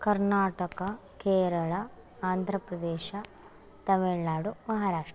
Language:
Sanskrit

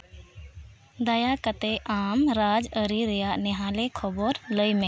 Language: Santali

